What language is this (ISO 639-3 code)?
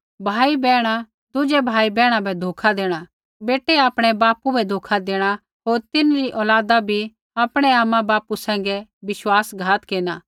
kfx